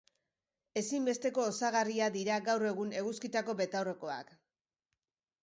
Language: Basque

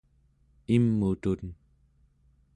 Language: Central Yupik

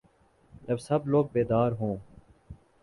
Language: Urdu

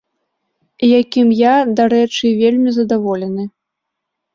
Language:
Belarusian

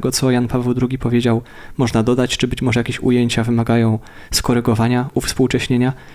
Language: Polish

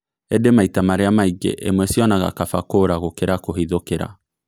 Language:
Kikuyu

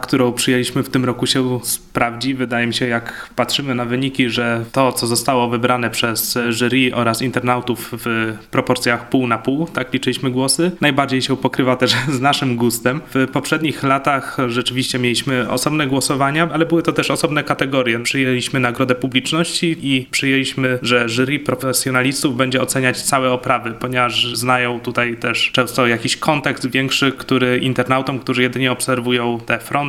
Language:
Polish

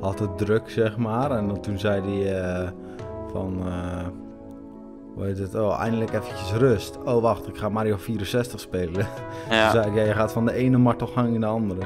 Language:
Dutch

